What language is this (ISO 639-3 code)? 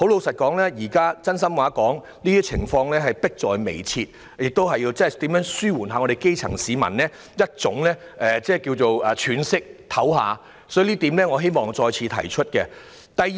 yue